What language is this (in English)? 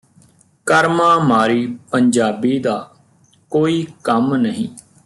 Punjabi